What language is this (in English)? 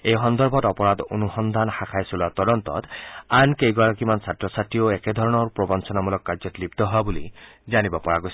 Assamese